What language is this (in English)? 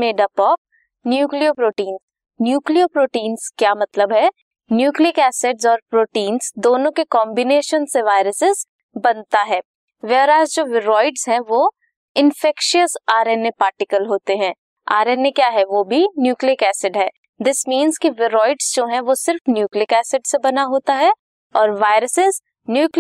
Hindi